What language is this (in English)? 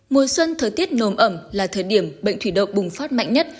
Vietnamese